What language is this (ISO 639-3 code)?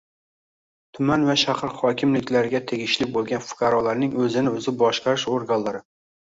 uzb